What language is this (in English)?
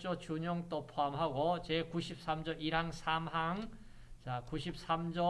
Korean